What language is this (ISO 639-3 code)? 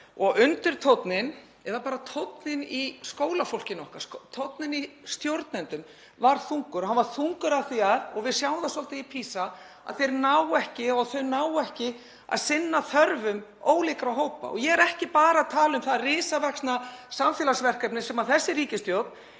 isl